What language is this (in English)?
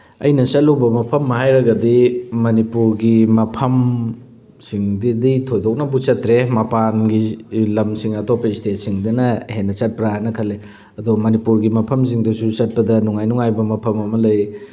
Manipuri